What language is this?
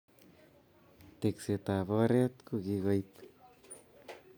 Kalenjin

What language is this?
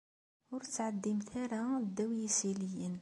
Kabyle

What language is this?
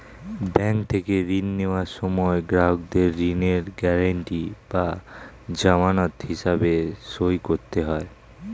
Bangla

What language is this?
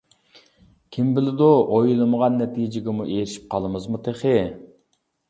Uyghur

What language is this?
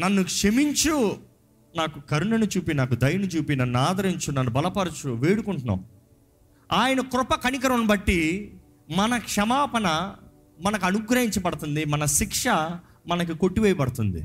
Telugu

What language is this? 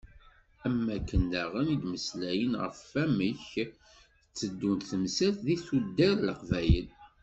Kabyle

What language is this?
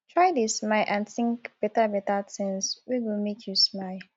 Nigerian Pidgin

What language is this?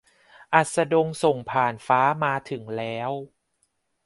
Thai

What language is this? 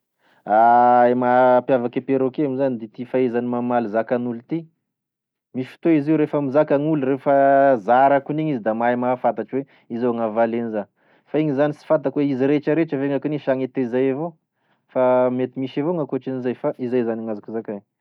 Tesaka Malagasy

